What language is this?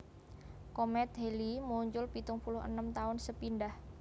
Javanese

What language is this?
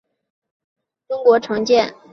Chinese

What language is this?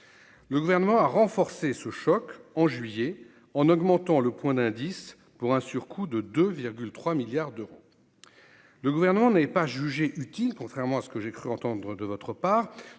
French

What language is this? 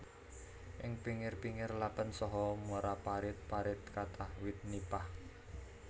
Javanese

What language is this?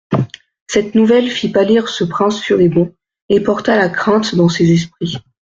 French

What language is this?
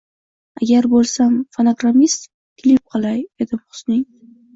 Uzbek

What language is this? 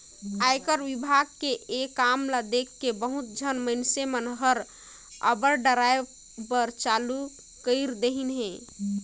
Chhattisgarhi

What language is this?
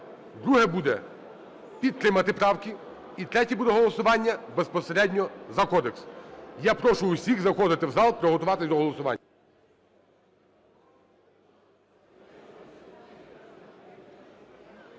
Ukrainian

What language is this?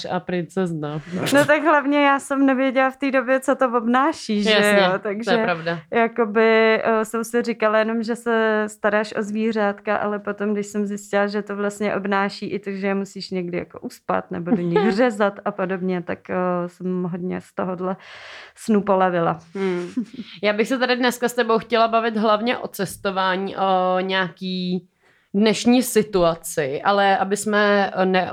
Czech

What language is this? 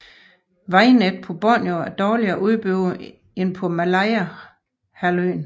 Danish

